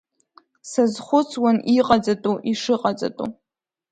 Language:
Abkhazian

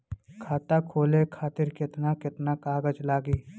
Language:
Bhojpuri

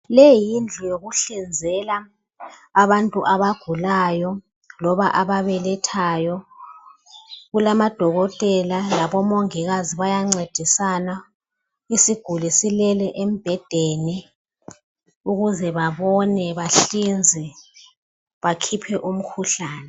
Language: North Ndebele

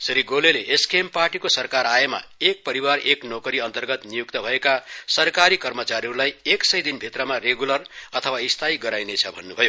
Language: Nepali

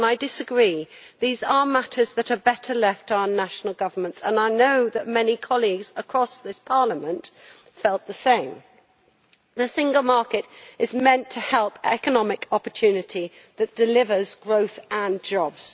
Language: English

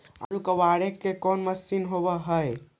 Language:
Magahi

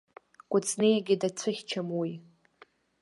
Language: Abkhazian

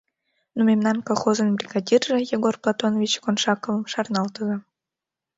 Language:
Mari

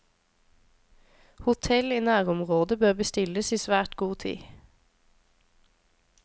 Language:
Norwegian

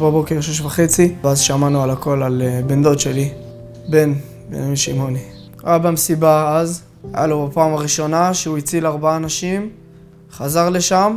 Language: Hebrew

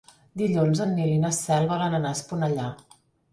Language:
Catalan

